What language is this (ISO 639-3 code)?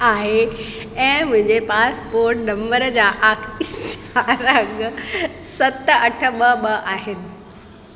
snd